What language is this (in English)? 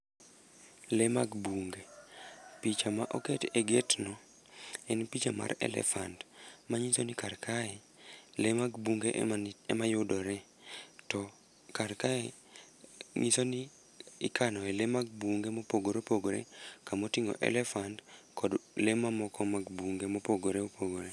Luo (Kenya and Tanzania)